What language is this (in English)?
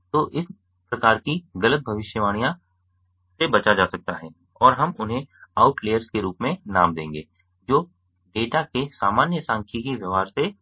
Hindi